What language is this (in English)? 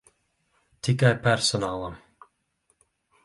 Latvian